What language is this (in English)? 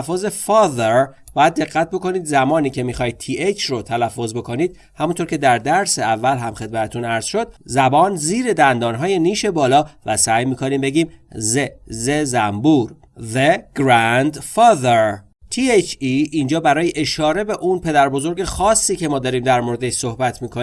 Persian